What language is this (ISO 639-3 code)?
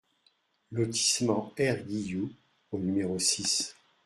fra